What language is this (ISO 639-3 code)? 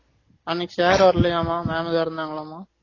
tam